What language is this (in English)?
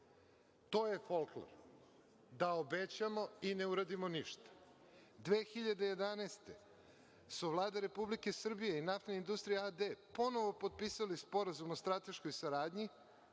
Serbian